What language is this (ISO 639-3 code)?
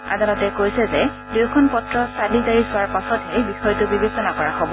asm